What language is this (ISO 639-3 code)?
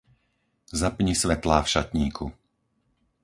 slk